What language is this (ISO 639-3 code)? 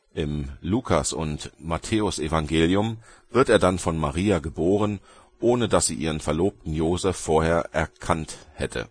deu